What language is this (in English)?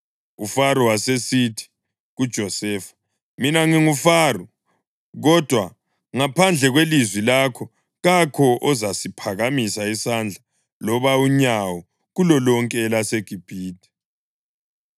North Ndebele